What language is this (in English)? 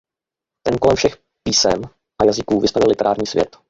Czech